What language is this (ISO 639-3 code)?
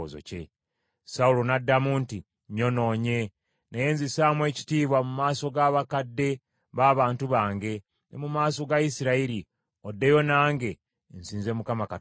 lug